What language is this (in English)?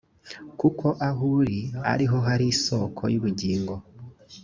Kinyarwanda